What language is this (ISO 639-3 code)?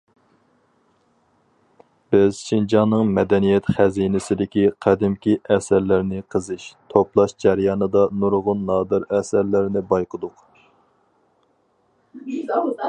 uig